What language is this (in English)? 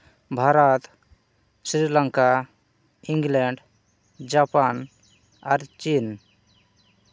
Santali